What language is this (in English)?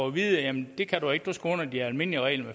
Danish